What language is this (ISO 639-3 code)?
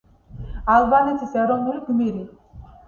kat